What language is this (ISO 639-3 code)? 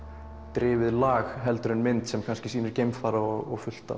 isl